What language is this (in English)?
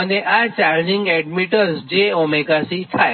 Gujarati